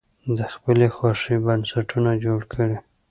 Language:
Pashto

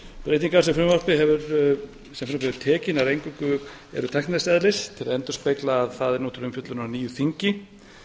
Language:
Icelandic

